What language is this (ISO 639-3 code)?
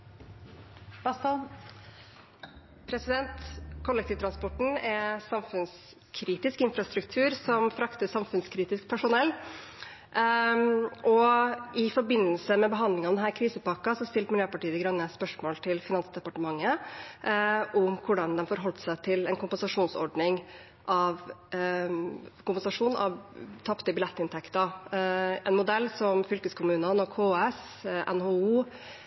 nob